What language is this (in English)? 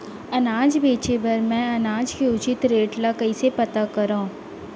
Chhattisgarhi